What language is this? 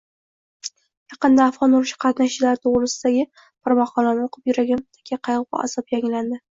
Uzbek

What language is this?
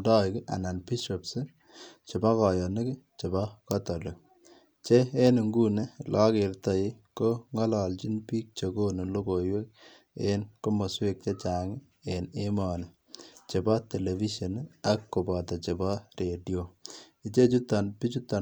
Kalenjin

